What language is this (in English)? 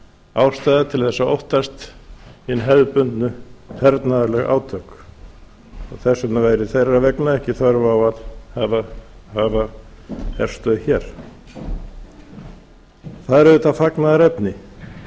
Icelandic